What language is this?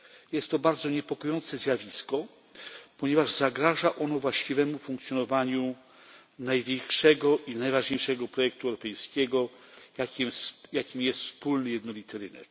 Polish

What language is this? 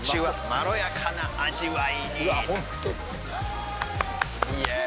Japanese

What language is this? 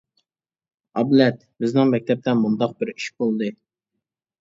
Uyghur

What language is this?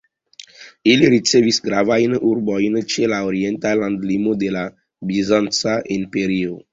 Esperanto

